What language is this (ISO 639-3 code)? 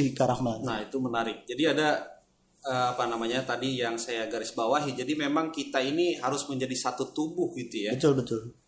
ind